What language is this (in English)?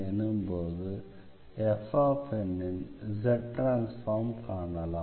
Tamil